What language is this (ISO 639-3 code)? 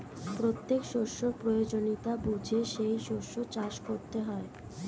ben